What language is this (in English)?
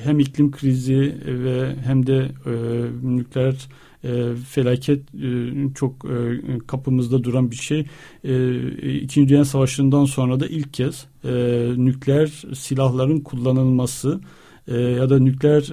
Turkish